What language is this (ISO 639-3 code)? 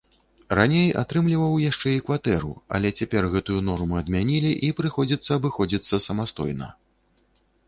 bel